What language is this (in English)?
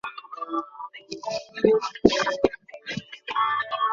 Bangla